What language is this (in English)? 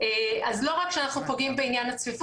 Hebrew